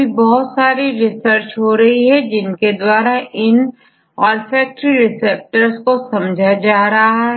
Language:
Hindi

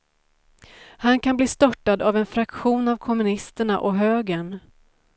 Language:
Swedish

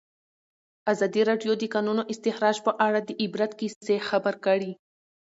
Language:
Pashto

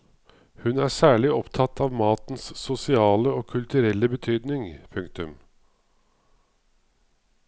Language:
Norwegian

